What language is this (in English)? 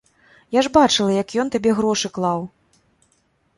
Belarusian